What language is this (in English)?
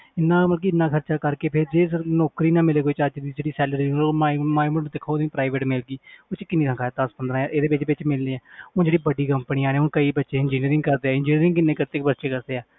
Punjabi